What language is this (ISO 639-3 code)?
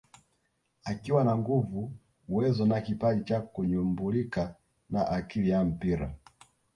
swa